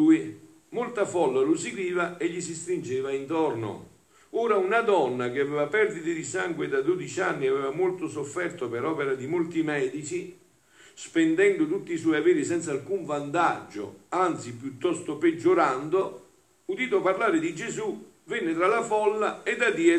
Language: Italian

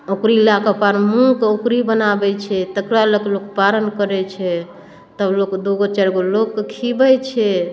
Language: Maithili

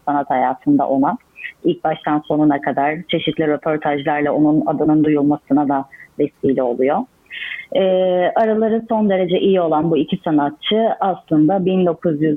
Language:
Turkish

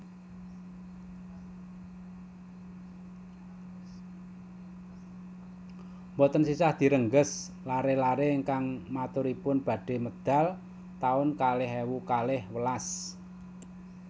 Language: Javanese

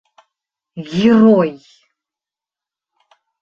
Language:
Bashkir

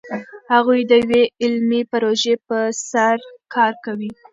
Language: Pashto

